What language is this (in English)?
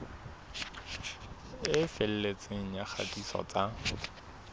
Southern Sotho